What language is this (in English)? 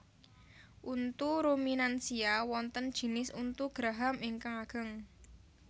Javanese